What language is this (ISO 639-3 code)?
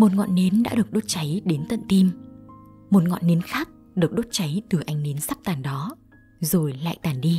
vie